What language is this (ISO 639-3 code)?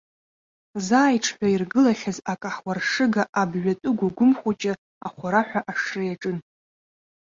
abk